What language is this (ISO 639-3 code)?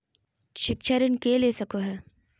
mag